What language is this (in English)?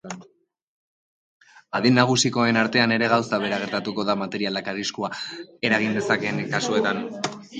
Basque